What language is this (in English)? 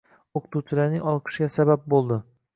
Uzbek